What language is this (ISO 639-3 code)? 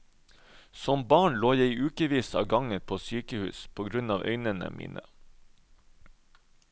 nor